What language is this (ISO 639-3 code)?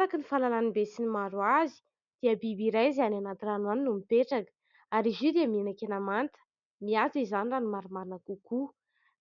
mlg